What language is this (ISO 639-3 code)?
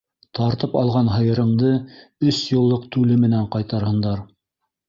bak